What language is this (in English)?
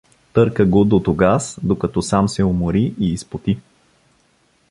Bulgarian